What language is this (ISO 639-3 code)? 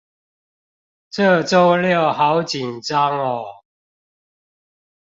zho